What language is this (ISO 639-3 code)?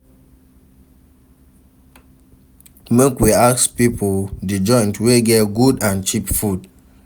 pcm